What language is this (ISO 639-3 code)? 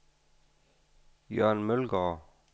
dan